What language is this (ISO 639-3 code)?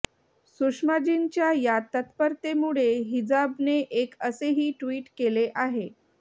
mar